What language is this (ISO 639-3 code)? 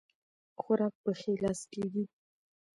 pus